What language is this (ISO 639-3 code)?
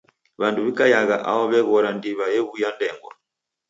dav